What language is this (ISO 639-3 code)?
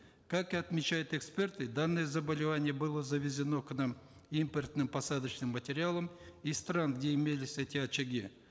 kaz